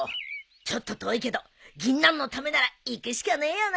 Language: Japanese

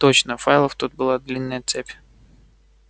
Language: Russian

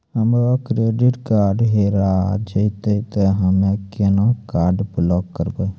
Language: Maithili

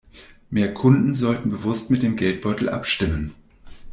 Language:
German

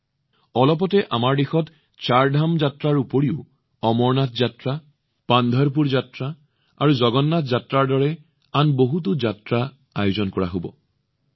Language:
Assamese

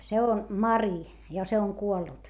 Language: Finnish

